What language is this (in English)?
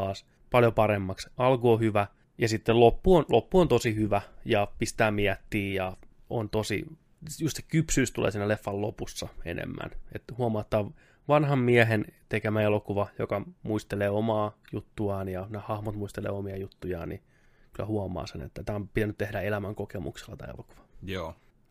Finnish